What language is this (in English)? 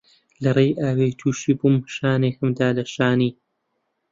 Central Kurdish